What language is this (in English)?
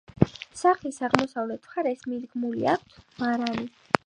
Georgian